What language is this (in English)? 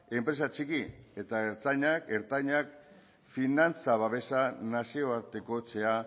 Basque